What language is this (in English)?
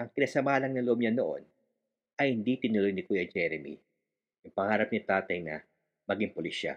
Filipino